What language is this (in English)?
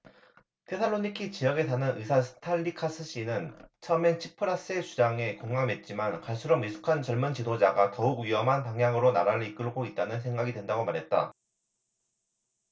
Korean